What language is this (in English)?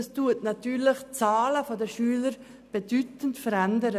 Swiss German